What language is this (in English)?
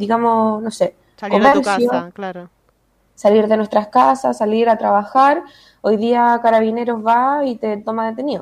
Spanish